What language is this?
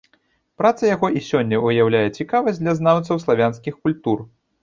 Belarusian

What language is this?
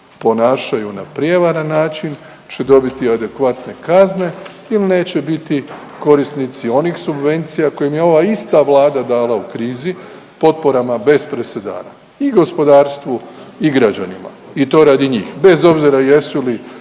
Croatian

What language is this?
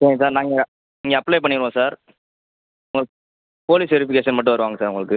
Tamil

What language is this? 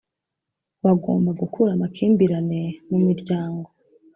Kinyarwanda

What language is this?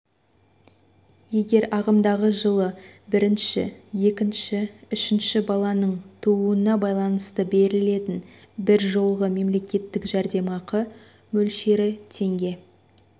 Kazakh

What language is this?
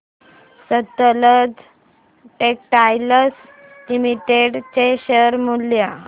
Marathi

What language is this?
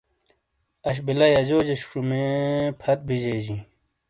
Shina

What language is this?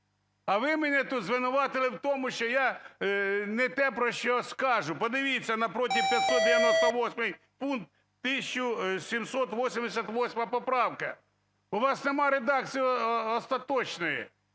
Ukrainian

